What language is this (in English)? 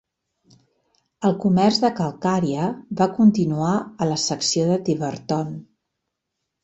Catalan